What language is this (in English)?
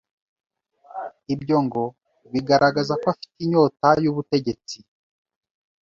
Kinyarwanda